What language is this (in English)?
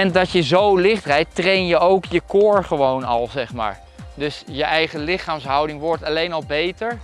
Dutch